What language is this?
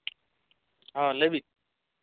Santali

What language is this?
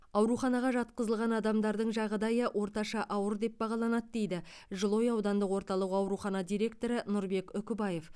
Kazakh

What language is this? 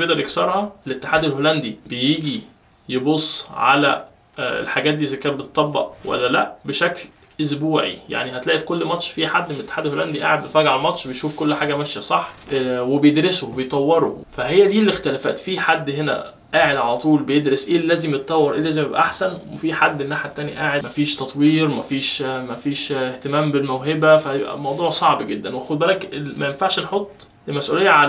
Arabic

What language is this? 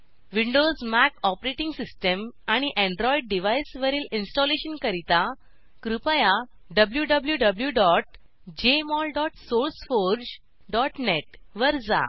Marathi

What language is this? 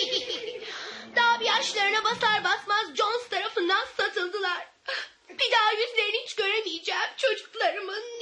Turkish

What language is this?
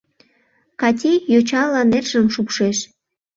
Mari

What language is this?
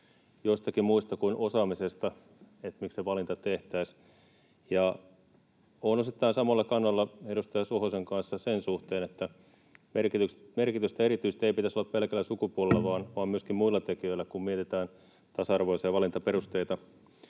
Finnish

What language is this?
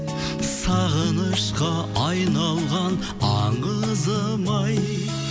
Kazakh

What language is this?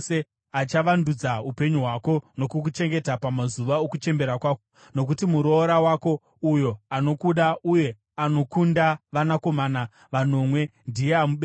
Shona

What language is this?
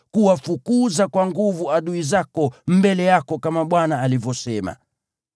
Swahili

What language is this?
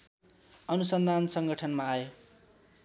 Nepali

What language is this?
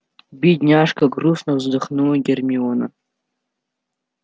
Russian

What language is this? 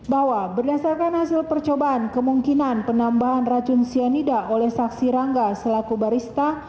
Indonesian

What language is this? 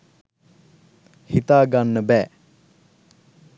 Sinhala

